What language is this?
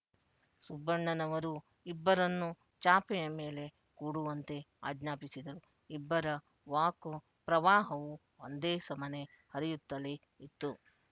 Kannada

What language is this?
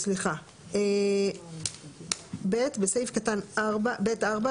Hebrew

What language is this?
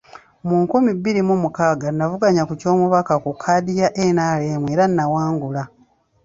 Ganda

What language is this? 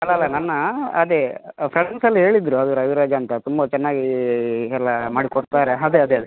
Kannada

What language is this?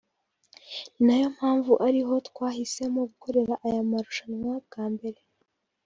Kinyarwanda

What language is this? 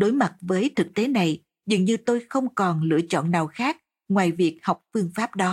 Vietnamese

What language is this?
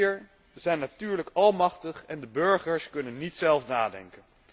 Dutch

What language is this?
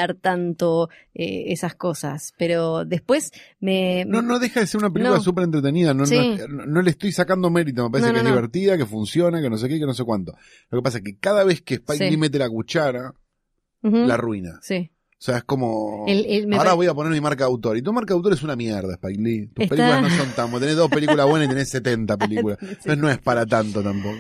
Spanish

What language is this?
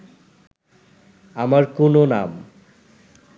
Bangla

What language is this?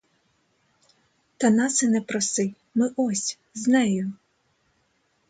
Ukrainian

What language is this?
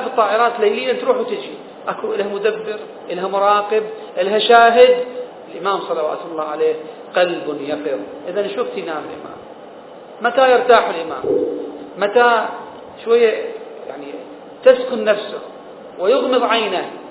Arabic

